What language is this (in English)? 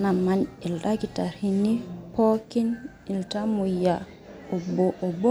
Masai